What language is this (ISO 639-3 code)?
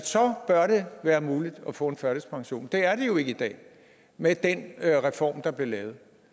dan